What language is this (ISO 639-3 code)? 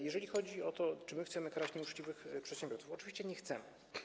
pol